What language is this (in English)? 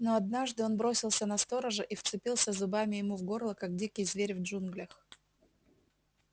Russian